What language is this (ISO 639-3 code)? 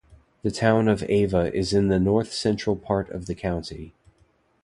eng